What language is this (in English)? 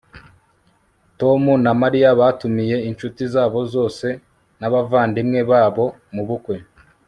Kinyarwanda